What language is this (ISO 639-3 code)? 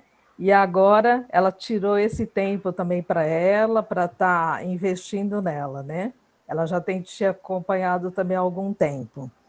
por